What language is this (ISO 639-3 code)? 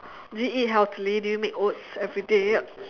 eng